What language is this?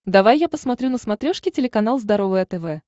Russian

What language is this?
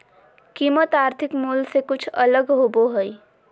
Magahi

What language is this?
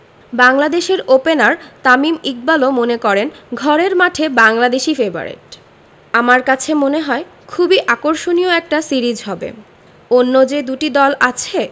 Bangla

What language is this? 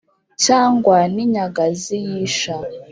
Kinyarwanda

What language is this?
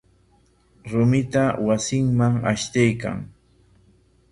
Corongo Ancash Quechua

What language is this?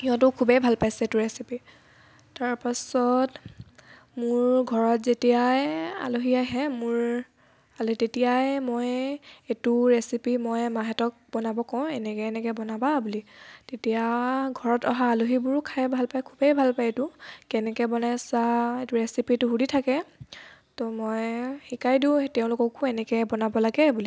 Assamese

